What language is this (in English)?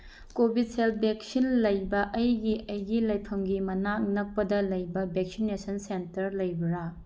Manipuri